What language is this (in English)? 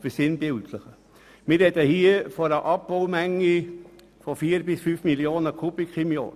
Swiss German